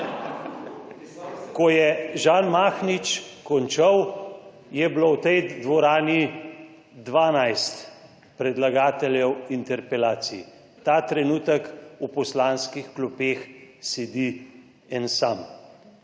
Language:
Slovenian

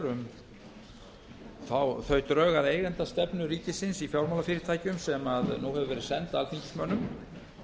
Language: Icelandic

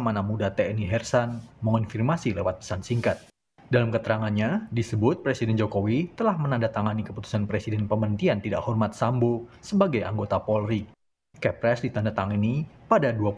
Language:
Indonesian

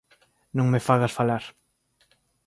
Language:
Galician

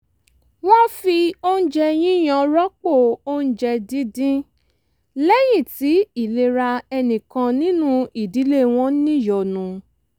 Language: Yoruba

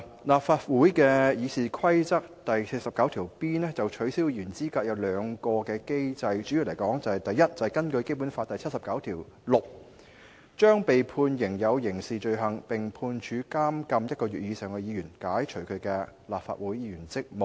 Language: Cantonese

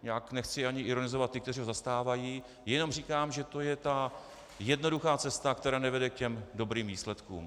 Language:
Czech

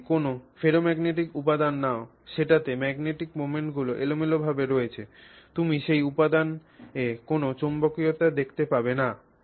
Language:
Bangla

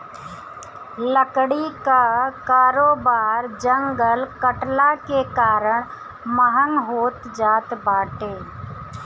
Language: Bhojpuri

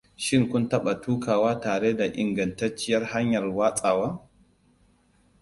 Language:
Hausa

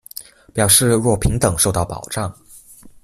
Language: Chinese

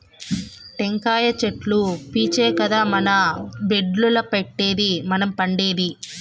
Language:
Telugu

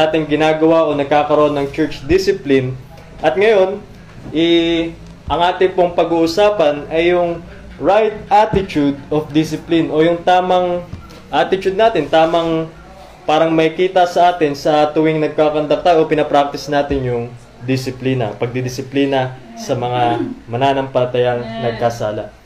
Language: Filipino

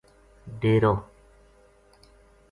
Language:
Gujari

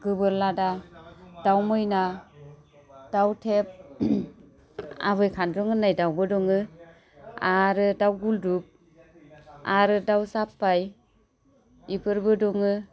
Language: Bodo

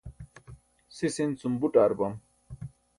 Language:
Burushaski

